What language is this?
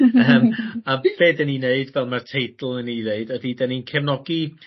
Welsh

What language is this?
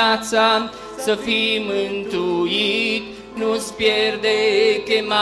Romanian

